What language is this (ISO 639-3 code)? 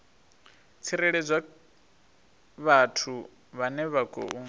ven